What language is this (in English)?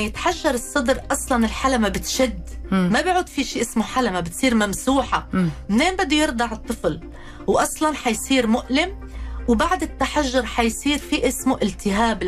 Arabic